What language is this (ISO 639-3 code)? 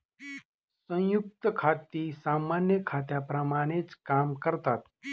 mar